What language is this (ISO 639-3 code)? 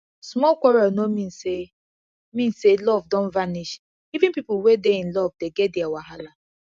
pcm